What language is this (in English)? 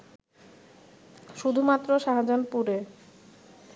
Bangla